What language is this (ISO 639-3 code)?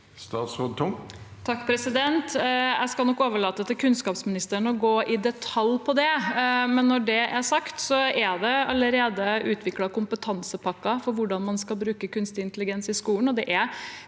nor